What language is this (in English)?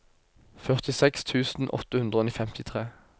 Norwegian